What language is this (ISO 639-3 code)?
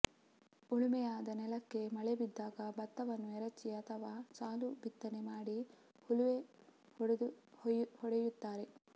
kan